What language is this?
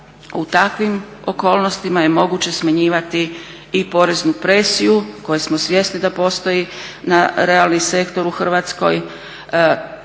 Croatian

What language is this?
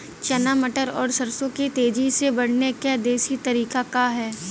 Bhojpuri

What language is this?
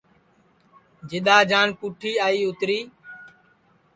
Sansi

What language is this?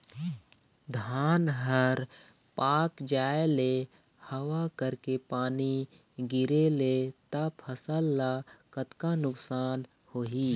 Chhattisgarhi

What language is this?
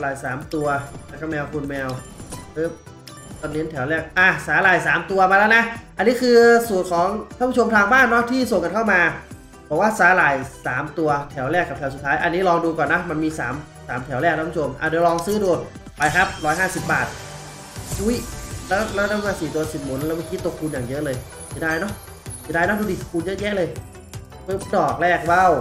Thai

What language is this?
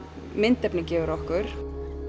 Icelandic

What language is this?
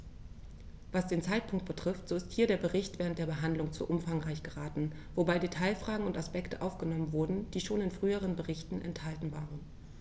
German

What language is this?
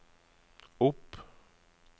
Norwegian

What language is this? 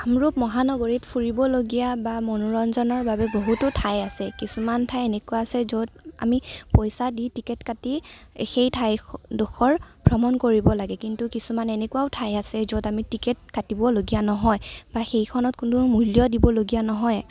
Assamese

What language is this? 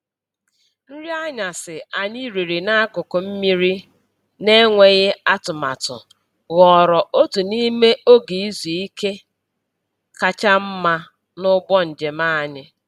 Igbo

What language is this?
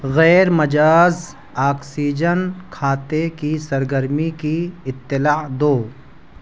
Urdu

